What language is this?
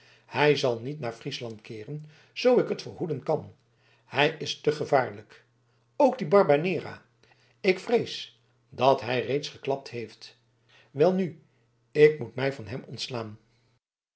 Dutch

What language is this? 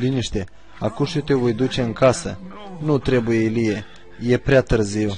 Romanian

